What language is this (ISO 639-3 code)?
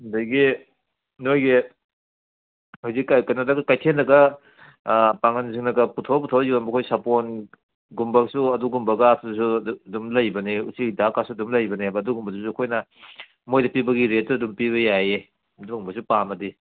mni